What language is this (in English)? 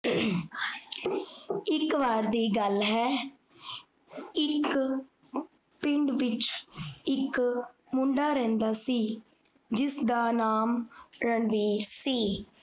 Punjabi